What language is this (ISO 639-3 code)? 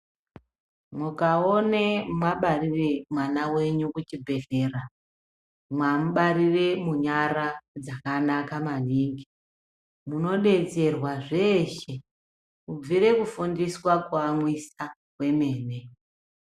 ndc